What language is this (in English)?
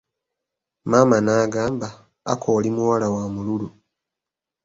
Ganda